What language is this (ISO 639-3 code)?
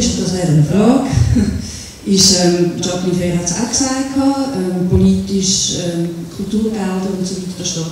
deu